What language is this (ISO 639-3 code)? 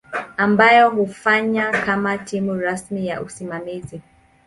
swa